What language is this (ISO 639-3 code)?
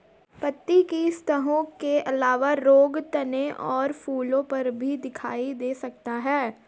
hin